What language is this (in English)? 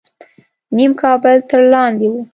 Pashto